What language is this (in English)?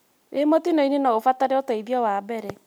Kikuyu